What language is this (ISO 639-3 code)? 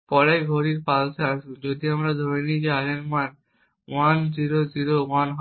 ben